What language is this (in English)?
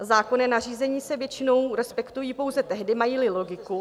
Czech